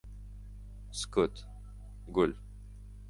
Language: Uzbek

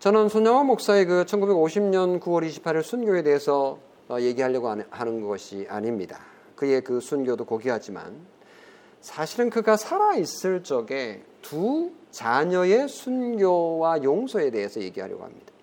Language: Korean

